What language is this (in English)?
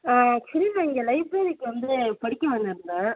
Tamil